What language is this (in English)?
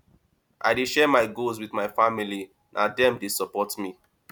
Nigerian Pidgin